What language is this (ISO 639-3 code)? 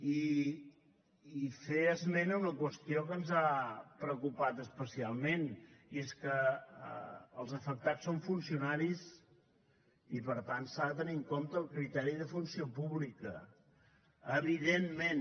cat